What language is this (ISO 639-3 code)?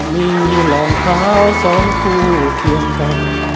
tha